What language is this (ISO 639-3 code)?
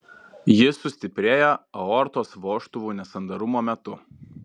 lit